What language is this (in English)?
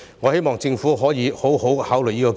Cantonese